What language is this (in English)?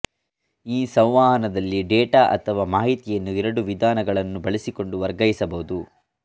Kannada